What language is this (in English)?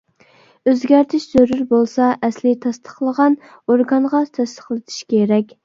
Uyghur